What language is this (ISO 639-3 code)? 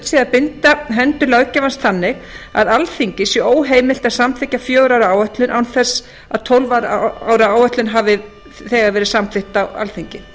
isl